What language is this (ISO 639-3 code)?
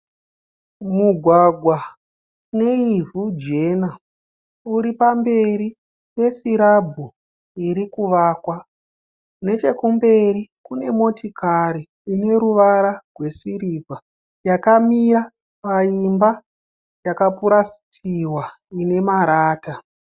sna